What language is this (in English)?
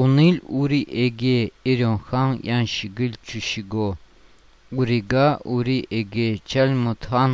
Russian